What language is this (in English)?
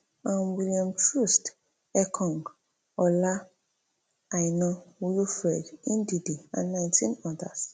Nigerian Pidgin